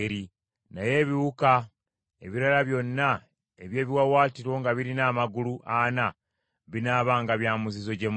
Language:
Ganda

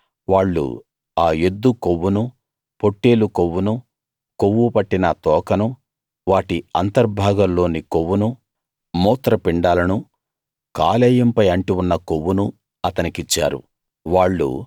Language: Telugu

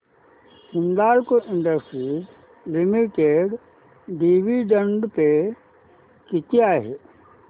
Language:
Marathi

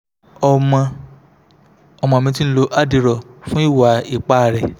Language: Yoruba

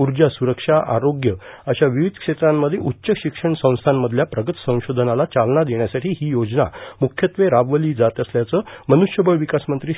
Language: Marathi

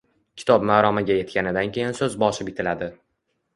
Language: Uzbek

